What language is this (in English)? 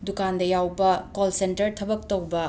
Manipuri